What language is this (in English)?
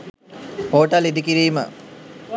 Sinhala